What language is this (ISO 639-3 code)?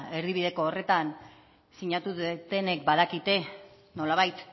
eus